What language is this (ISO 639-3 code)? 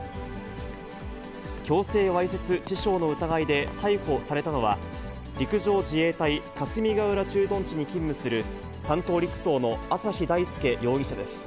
jpn